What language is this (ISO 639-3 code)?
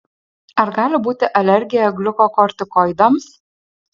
lit